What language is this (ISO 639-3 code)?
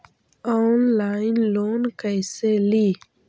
mag